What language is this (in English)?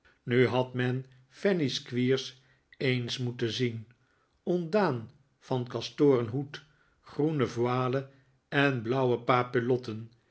Dutch